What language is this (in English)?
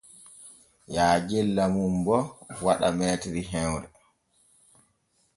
Borgu Fulfulde